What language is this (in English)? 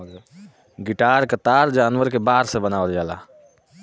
Bhojpuri